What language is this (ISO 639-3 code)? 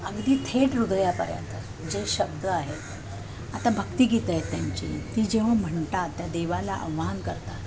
mar